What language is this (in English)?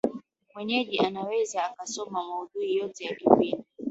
Swahili